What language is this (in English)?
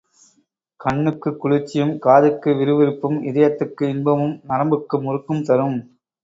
Tamil